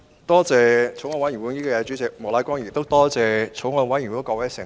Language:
Cantonese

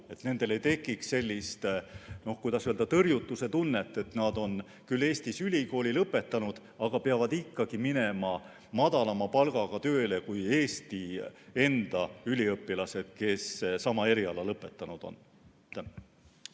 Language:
Estonian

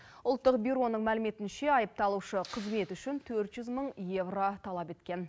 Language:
Kazakh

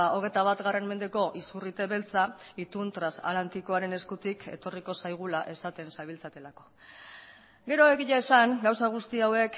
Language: Basque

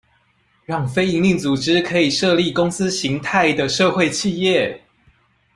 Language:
Chinese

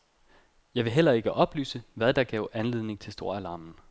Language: Danish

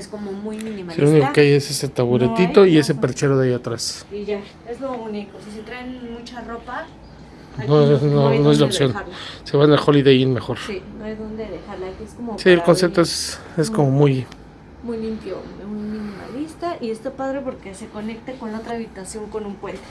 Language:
Spanish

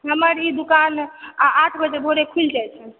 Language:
Maithili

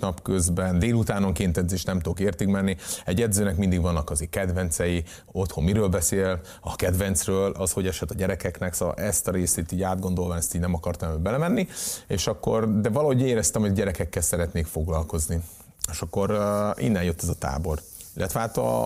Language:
Hungarian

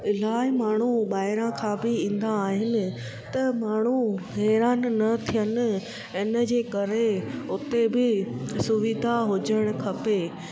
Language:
Sindhi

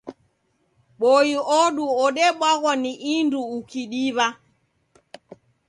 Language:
Taita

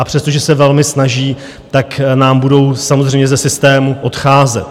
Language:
Czech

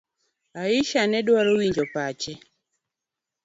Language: Luo (Kenya and Tanzania)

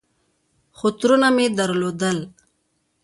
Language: Pashto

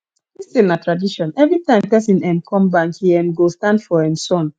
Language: Nigerian Pidgin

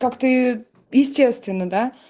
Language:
Russian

